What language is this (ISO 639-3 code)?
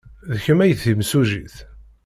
kab